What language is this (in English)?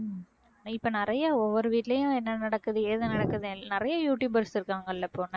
Tamil